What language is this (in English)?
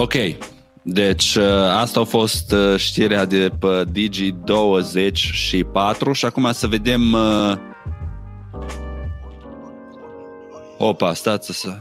Romanian